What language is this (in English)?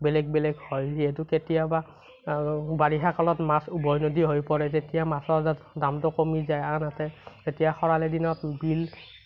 Assamese